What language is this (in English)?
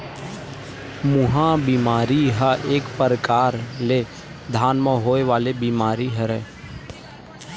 Chhattisgarhi